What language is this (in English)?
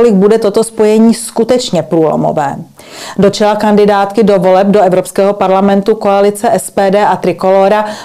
Czech